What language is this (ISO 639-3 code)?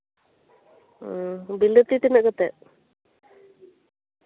sat